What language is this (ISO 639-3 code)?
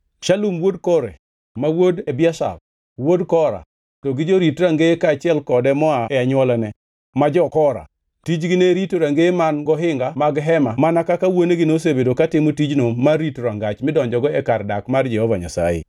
luo